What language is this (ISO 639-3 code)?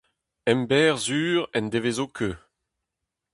bre